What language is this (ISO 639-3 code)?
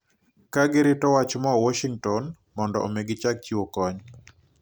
luo